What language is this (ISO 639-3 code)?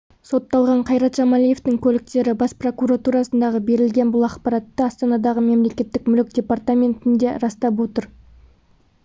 kaz